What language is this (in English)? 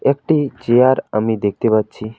Bangla